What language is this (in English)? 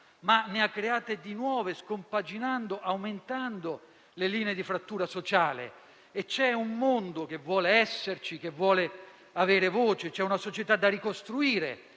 Italian